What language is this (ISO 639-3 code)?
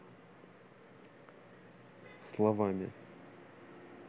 rus